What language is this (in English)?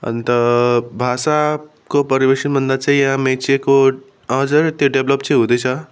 Nepali